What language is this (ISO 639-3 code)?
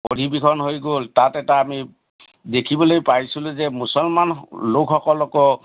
asm